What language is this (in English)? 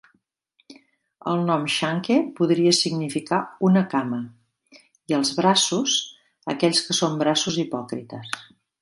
Catalan